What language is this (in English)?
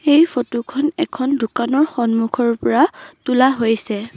Assamese